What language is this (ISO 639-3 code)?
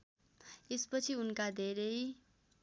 nep